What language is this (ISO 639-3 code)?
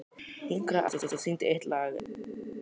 isl